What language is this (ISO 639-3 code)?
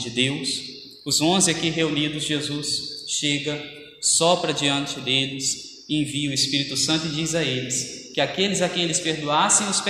por